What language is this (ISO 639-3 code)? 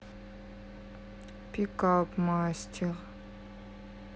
rus